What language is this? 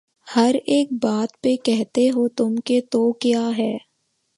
Urdu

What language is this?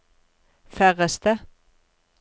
Norwegian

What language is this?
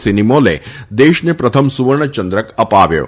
Gujarati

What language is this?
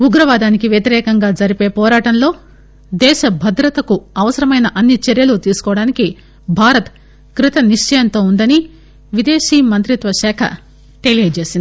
Telugu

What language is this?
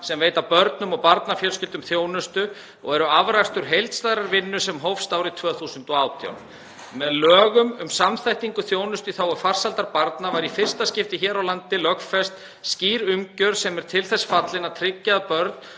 Icelandic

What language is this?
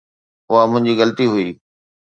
Sindhi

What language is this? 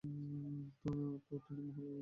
Bangla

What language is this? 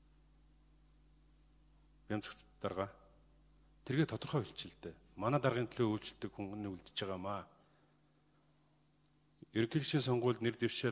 Romanian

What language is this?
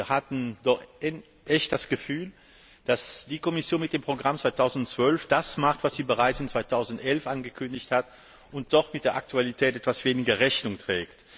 German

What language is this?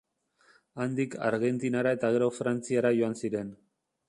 Basque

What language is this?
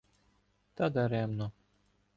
Ukrainian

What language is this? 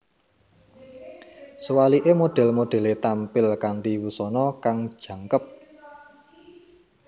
Javanese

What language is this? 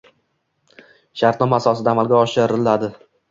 Uzbek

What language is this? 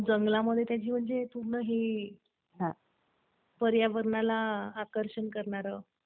Marathi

